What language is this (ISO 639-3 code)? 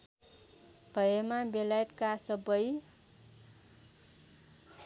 nep